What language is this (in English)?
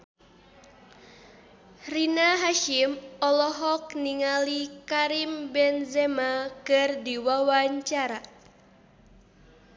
Sundanese